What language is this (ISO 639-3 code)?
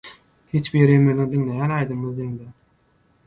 tuk